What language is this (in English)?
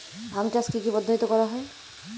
Bangla